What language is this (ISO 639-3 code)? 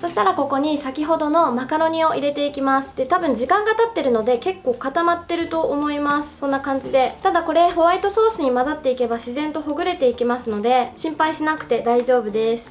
jpn